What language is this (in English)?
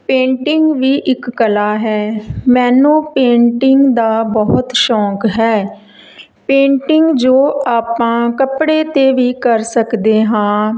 Punjabi